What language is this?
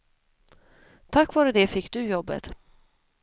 Swedish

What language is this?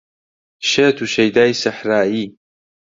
Central Kurdish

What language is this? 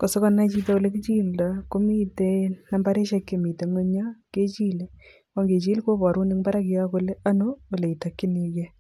Kalenjin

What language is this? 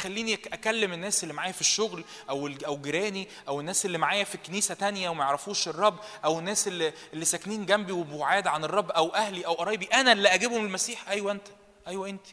Arabic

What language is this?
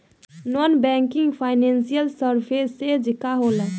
Bhojpuri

